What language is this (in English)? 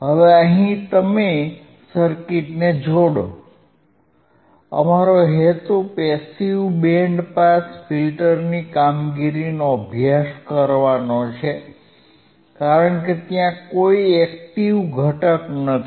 Gujarati